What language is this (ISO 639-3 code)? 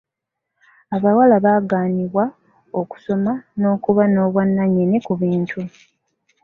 lug